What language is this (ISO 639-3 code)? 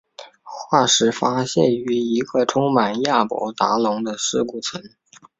zho